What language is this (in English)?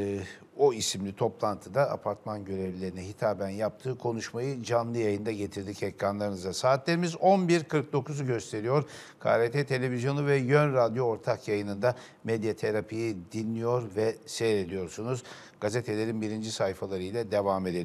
Turkish